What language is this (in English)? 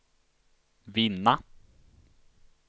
Swedish